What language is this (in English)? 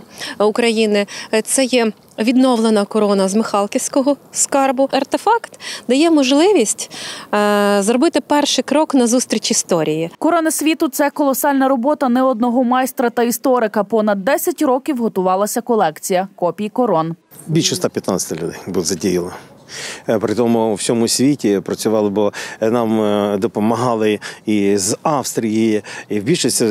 Ukrainian